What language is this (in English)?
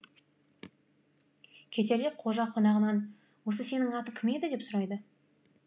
Kazakh